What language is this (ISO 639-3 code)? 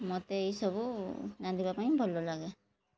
ori